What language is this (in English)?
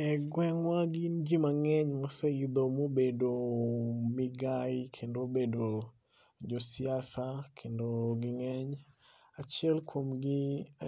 Luo (Kenya and Tanzania)